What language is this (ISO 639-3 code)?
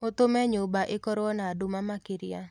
kik